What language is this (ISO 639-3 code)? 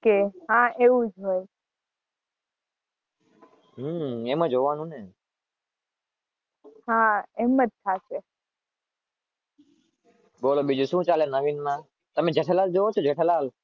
guj